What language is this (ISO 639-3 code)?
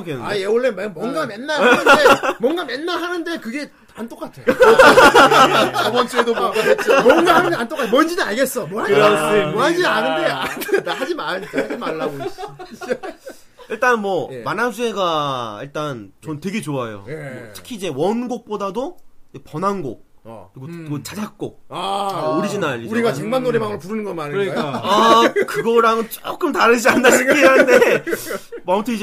kor